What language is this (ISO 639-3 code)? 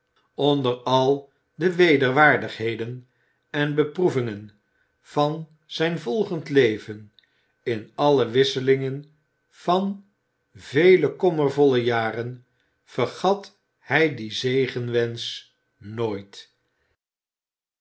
nld